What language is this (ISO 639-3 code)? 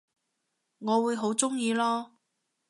yue